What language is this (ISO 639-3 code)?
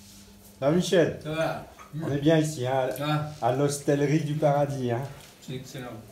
fra